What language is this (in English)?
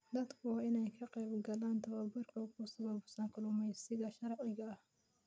Somali